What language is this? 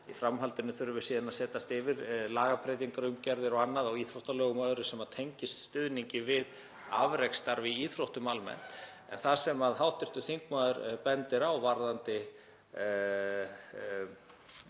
Icelandic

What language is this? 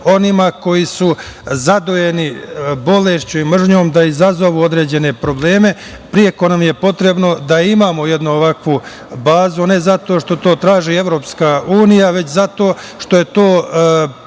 Serbian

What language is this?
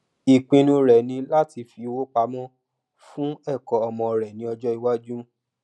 Yoruba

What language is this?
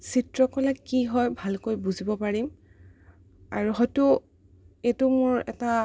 Assamese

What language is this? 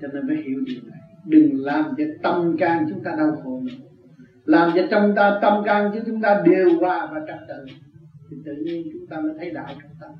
Vietnamese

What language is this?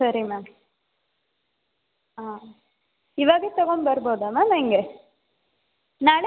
Kannada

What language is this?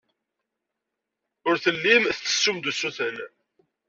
Kabyle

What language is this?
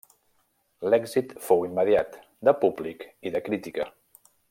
Catalan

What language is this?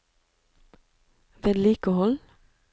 Norwegian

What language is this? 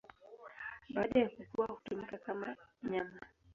Swahili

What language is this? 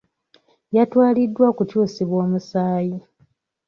Ganda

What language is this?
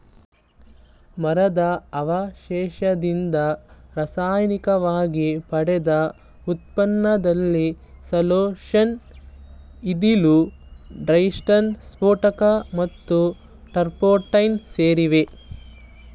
Kannada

